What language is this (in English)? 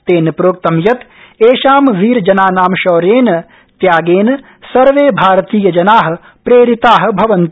Sanskrit